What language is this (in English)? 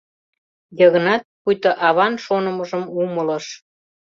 Mari